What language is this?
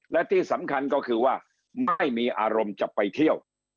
Thai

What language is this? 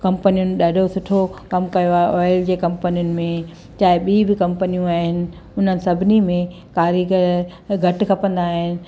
Sindhi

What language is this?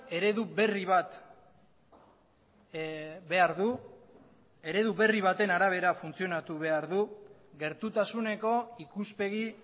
Basque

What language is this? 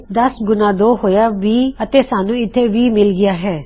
Punjabi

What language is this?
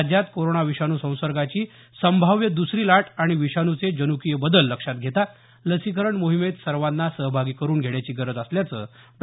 Marathi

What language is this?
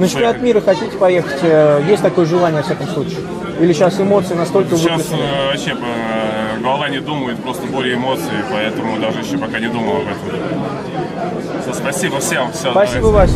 Russian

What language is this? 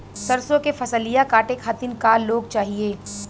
Bhojpuri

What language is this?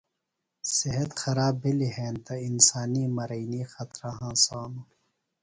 Phalura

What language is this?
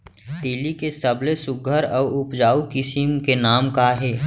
Chhattisgarhi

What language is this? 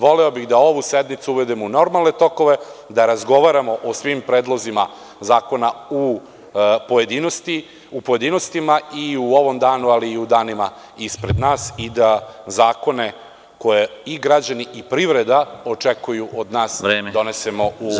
Serbian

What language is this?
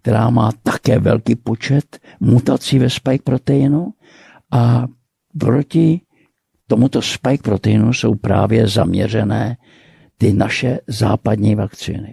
Czech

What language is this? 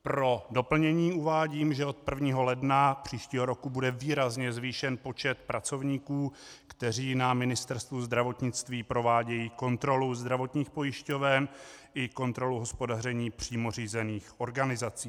Czech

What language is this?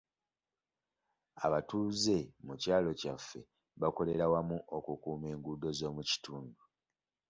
Ganda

